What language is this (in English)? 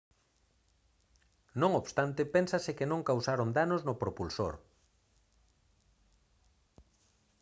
Galician